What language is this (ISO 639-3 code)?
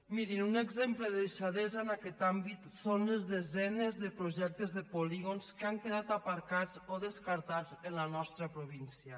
cat